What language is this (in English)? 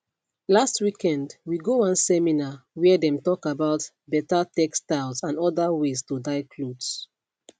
Nigerian Pidgin